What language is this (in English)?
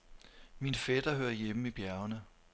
Danish